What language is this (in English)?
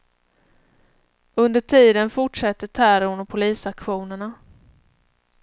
Swedish